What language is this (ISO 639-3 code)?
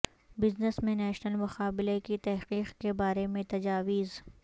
urd